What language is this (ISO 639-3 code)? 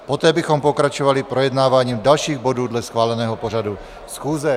ces